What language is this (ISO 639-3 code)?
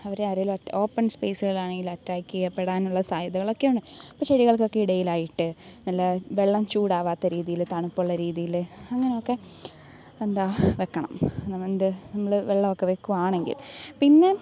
mal